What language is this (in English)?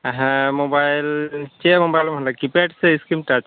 Santali